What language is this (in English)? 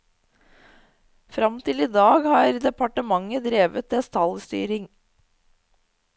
Norwegian